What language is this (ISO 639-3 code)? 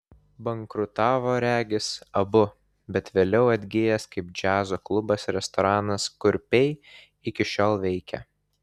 lit